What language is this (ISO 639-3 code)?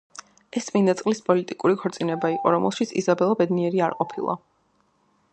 kat